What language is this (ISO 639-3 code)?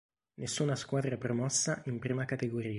ita